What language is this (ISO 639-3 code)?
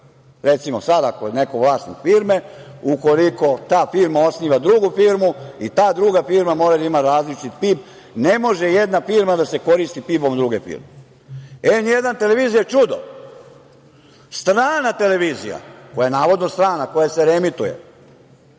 srp